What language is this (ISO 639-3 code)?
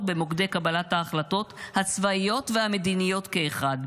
heb